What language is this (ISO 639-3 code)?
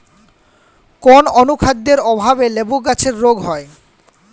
ben